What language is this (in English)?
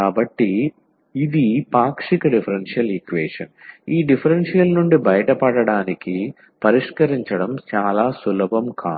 Telugu